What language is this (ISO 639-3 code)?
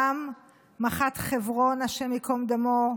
heb